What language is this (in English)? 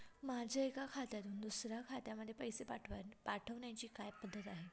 Marathi